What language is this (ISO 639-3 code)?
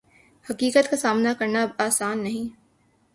urd